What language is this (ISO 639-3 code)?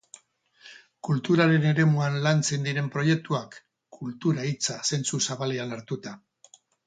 eus